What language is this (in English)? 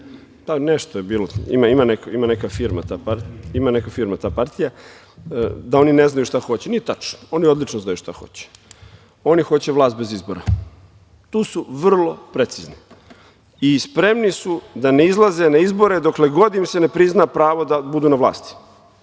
Serbian